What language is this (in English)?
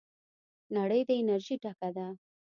Pashto